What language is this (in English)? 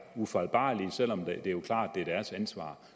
Danish